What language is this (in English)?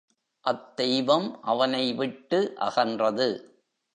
Tamil